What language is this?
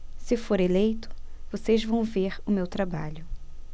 Portuguese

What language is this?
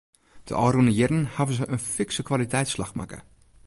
Western Frisian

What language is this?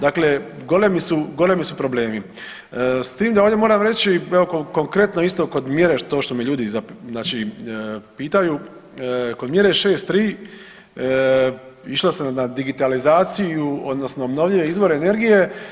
Croatian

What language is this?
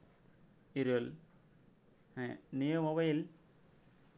Santali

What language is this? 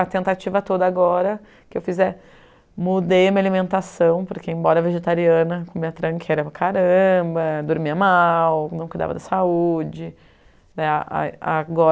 Portuguese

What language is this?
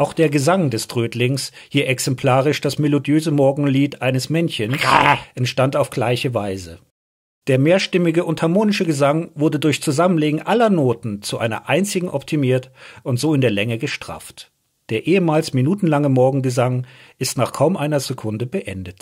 German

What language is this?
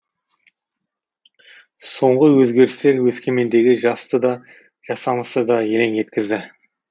Kazakh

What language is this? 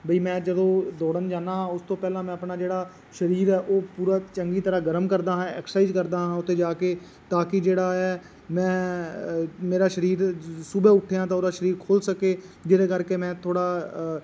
Punjabi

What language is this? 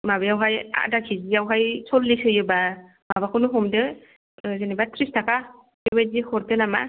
Bodo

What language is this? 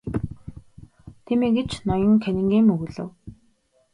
Mongolian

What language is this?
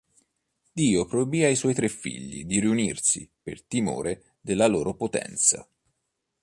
Italian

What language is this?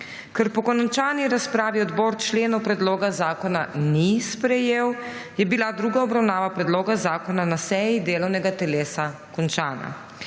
Slovenian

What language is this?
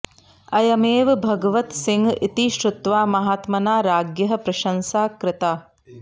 Sanskrit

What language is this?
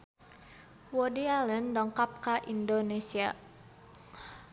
Sundanese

